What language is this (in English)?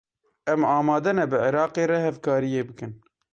Kurdish